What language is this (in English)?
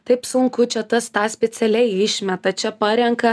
Lithuanian